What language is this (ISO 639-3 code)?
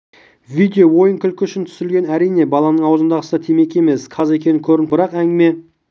kaz